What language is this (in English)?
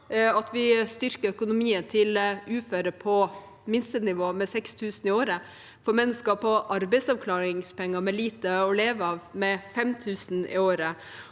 Norwegian